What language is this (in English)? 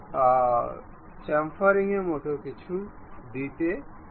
Bangla